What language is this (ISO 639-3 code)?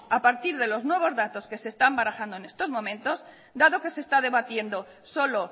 spa